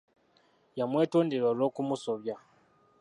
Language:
Ganda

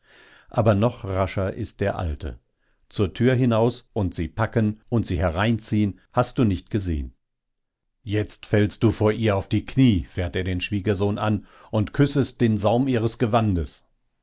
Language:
German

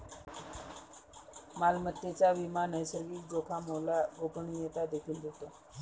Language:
Marathi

